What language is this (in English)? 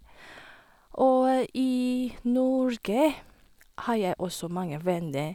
Norwegian